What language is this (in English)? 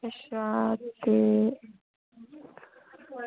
Dogri